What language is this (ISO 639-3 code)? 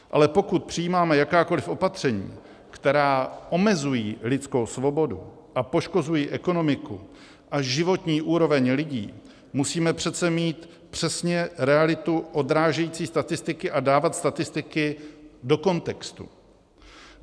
ces